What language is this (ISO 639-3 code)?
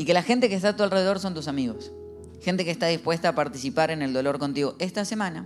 spa